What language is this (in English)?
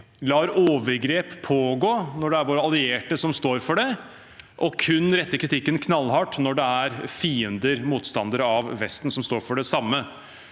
Norwegian